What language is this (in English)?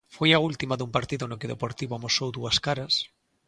Galician